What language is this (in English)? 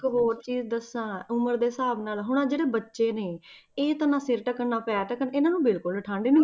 Punjabi